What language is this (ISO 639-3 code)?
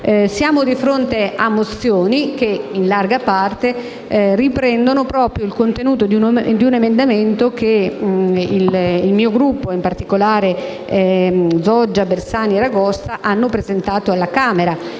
ita